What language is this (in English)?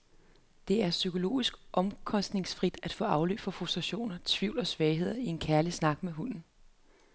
Danish